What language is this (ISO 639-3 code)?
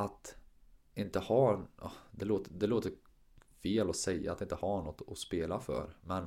swe